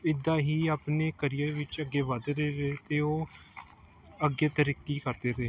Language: Punjabi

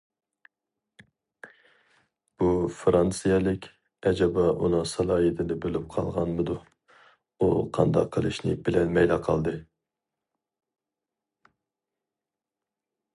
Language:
Uyghur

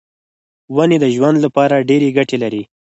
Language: Pashto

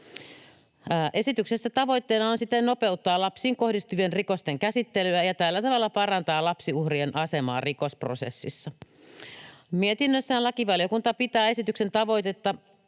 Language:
Finnish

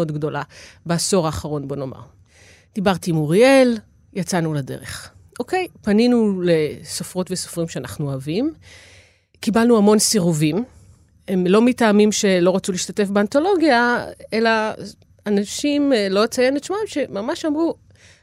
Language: Hebrew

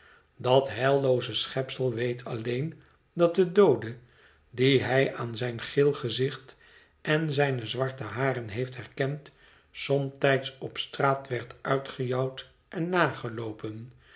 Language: Dutch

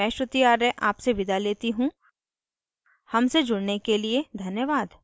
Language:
Hindi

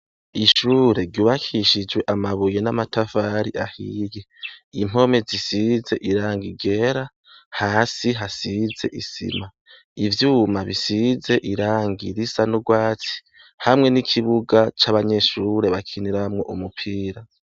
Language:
Rundi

